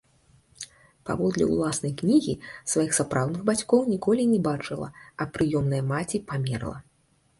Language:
Belarusian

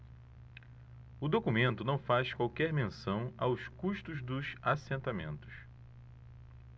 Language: Portuguese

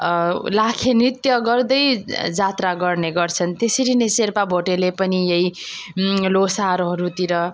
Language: Nepali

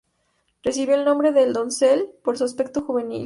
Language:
Spanish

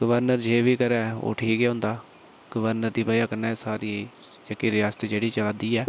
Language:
Dogri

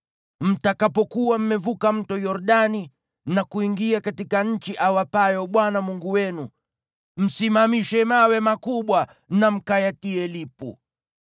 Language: Swahili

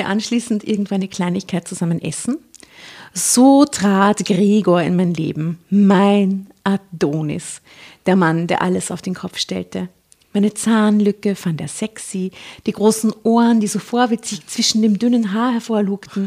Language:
German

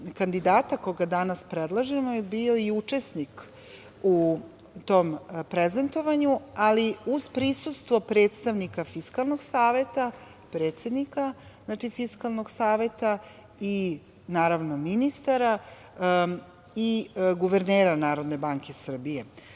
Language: Serbian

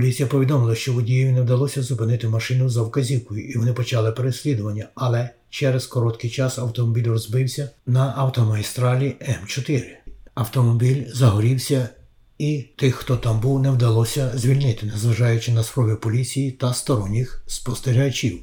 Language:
Ukrainian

